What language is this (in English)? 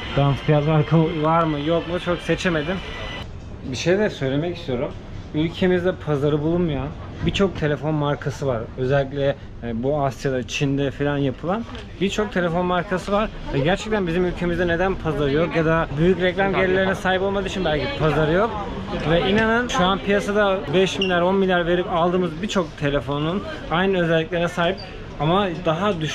Turkish